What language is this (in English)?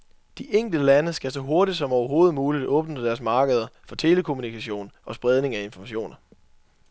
Danish